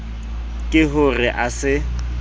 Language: Southern Sotho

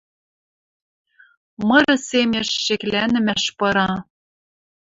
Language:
Western Mari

